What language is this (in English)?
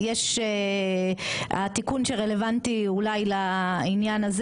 Hebrew